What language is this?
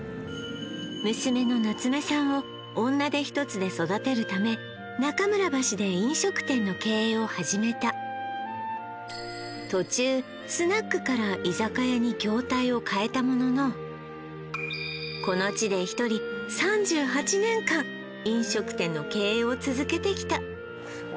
Japanese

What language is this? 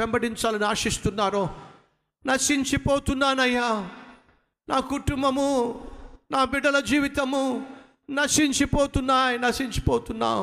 Telugu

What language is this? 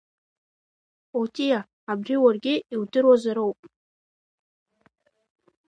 Abkhazian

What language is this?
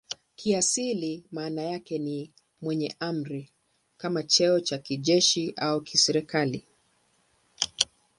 Swahili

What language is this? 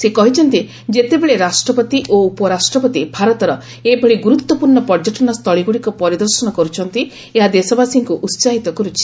Odia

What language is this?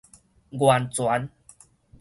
Min Nan Chinese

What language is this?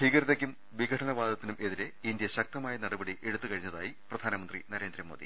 Malayalam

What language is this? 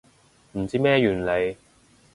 Cantonese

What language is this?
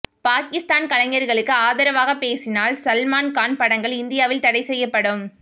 Tamil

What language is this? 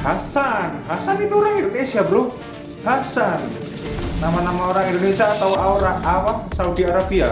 Indonesian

